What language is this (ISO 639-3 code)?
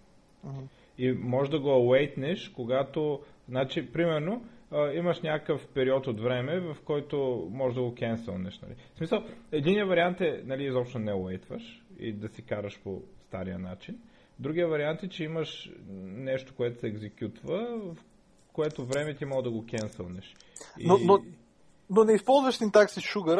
bul